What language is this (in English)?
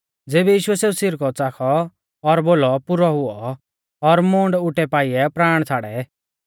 Mahasu Pahari